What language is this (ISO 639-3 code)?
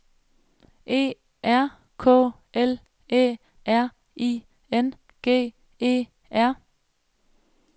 dan